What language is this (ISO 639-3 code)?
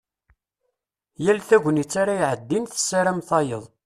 kab